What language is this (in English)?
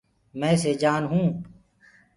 Gurgula